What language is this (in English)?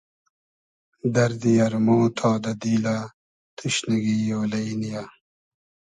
Hazaragi